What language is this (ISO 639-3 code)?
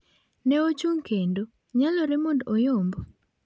luo